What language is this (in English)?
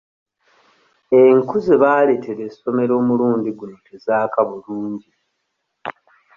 Ganda